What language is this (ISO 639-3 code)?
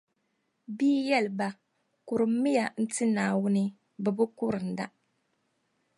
dag